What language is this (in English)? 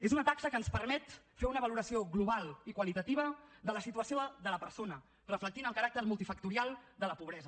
Catalan